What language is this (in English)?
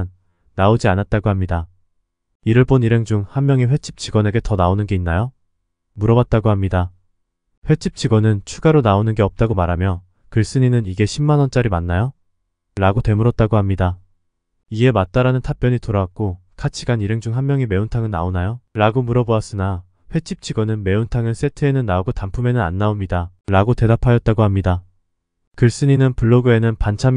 Korean